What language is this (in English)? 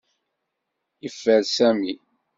Kabyle